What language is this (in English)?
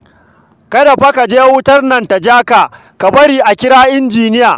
Hausa